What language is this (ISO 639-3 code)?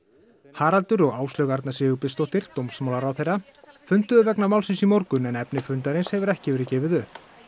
isl